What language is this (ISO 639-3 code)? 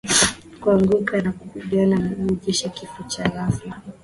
swa